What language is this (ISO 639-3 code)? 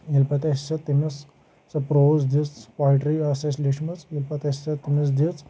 kas